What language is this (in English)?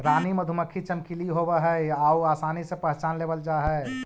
Magahi